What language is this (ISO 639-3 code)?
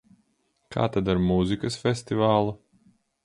lav